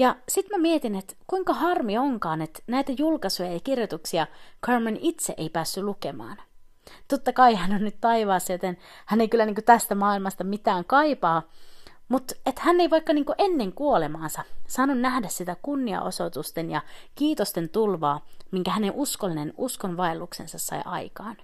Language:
Finnish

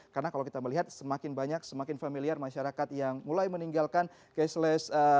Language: Indonesian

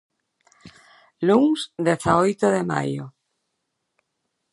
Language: Galician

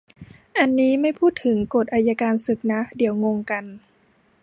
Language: Thai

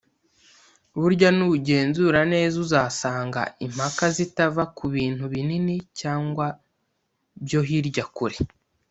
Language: Kinyarwanda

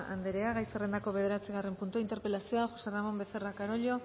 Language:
Basque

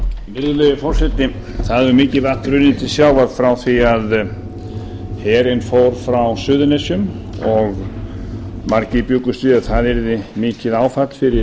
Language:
Icelandic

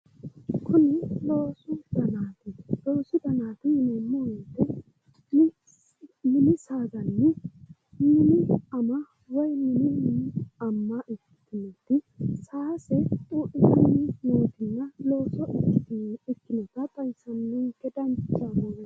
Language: Sidamo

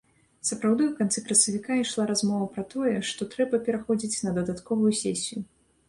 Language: Belarusian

